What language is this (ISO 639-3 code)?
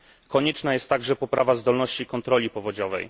pol